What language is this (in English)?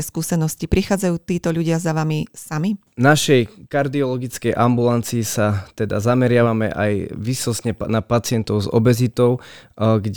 Slovak